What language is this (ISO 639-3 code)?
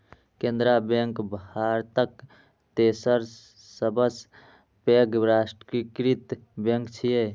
mai